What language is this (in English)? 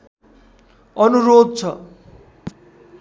Nepali